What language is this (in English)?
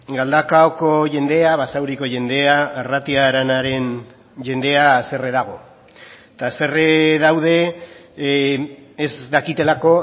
Basque